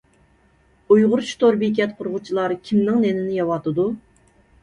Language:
Uyghur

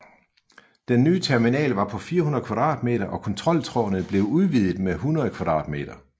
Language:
Danish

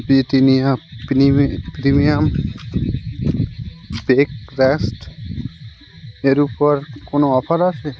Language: Bangla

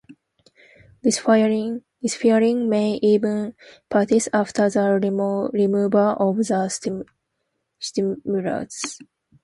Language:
English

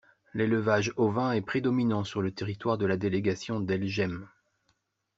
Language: French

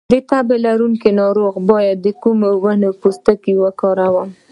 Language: Pashto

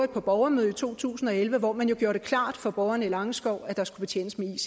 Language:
Danish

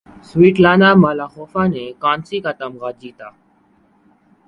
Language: Urdu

